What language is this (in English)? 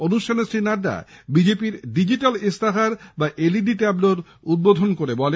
Bangla